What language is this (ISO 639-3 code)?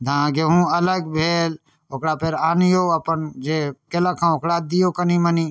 mai